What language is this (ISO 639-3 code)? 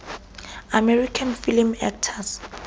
sot